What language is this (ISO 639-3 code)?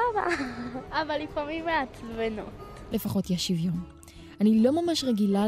heb